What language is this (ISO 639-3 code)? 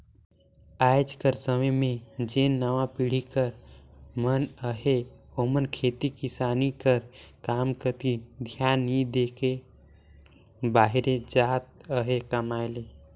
hne